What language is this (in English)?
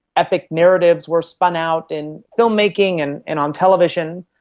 English